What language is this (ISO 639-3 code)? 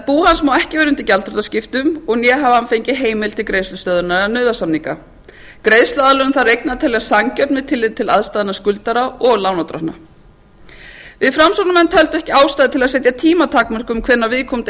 isl